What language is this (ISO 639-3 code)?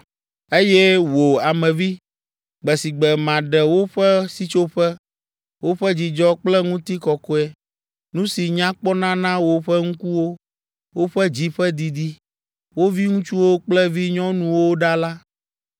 ewe